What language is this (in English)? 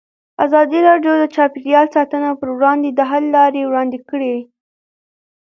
Pashto